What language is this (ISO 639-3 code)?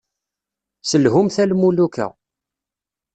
kab